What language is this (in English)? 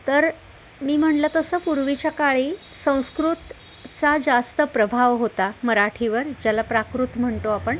Marathi